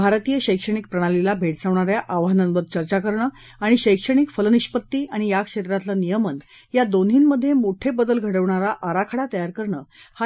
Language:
Marathi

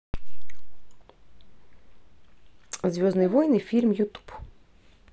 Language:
Russian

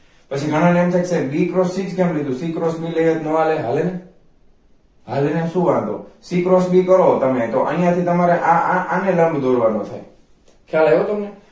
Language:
Gujarati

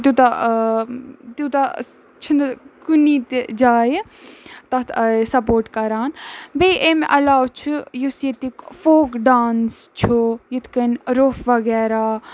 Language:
Kashmiri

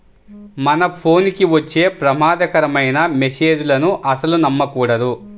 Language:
Telugu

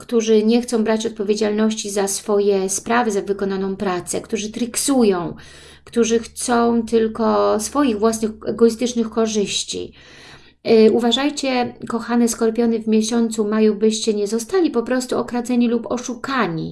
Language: Polish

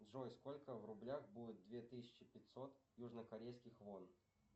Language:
Russian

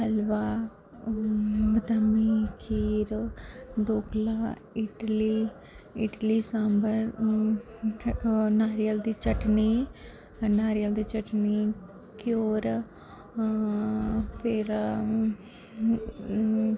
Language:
Dogri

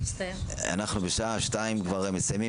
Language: Hebrew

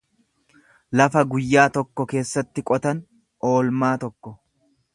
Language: Oromo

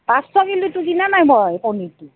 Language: Assamese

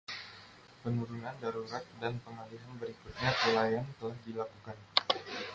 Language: Indonesian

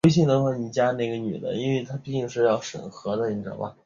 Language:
Chinese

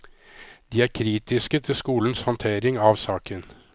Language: Norwegian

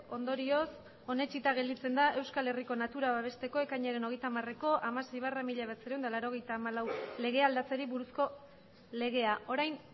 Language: Basque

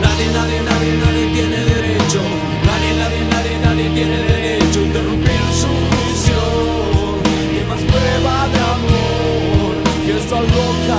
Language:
Spanish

